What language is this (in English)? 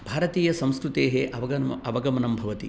Sanskrit